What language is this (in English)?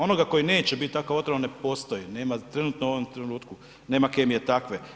Croatian